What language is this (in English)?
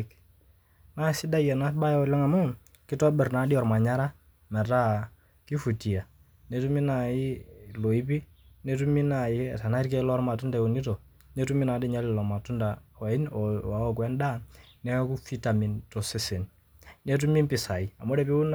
Masai